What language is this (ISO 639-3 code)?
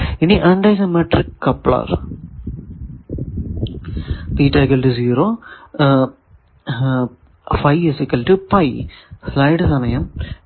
mal